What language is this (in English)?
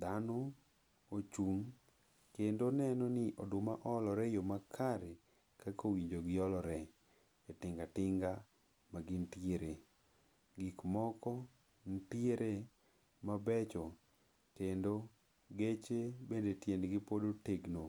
Luo (Kenya and Tanzania)